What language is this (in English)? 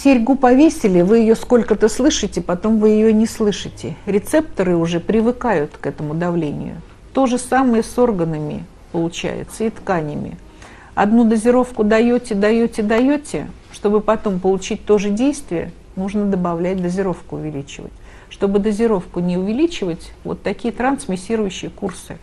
Russian